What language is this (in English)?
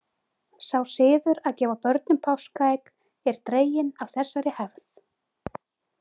Icelandic